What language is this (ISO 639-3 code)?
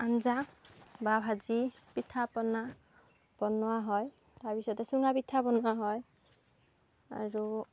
asm